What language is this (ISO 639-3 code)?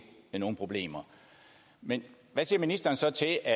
dan